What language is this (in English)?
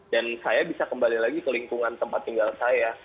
Indonesian